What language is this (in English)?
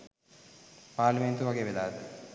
Sinhala